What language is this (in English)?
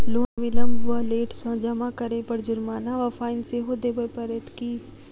Maithili